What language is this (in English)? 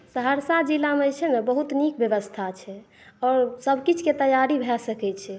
Maithili